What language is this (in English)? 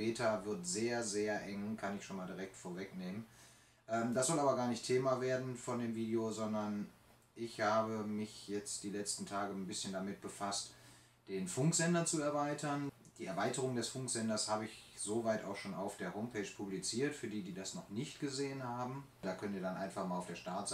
German